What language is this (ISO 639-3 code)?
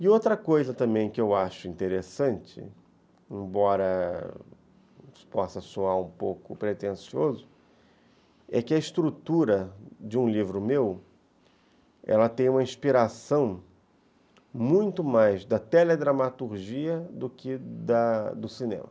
por